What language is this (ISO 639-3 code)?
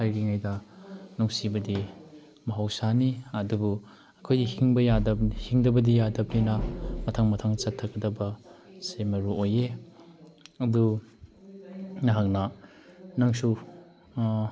mni